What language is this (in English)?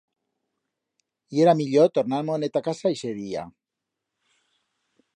Aragonese